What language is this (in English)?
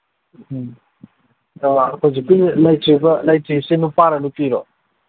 Manipuri